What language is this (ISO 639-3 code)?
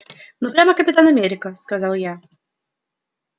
rus